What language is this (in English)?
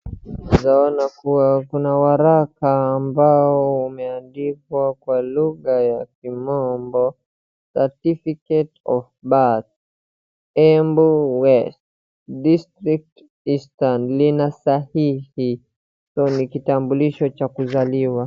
Swahili